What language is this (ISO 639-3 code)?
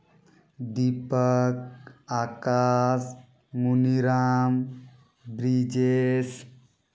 sat